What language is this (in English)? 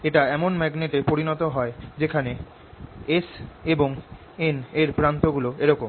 Bangla